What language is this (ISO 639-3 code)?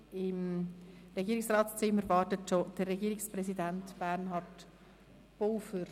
gsw